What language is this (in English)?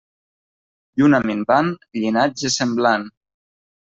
Catalan